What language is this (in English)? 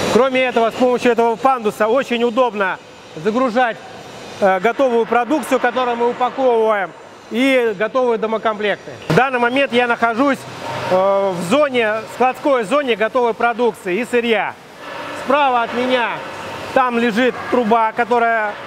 Russian